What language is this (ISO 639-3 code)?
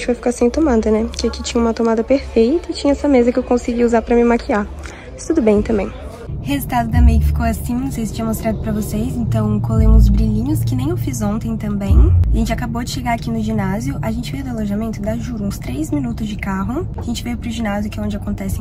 por